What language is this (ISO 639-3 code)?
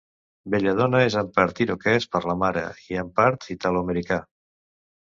cat